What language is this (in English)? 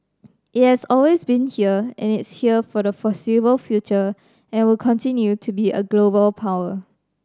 English